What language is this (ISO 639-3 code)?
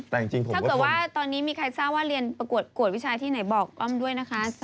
tha